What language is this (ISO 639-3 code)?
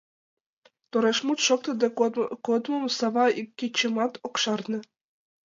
chm